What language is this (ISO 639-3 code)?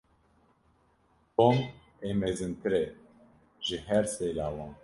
kur